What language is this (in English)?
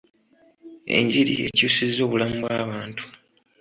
Ganda